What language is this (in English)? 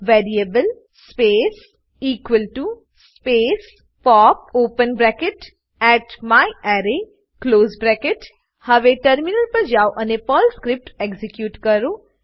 Gujarati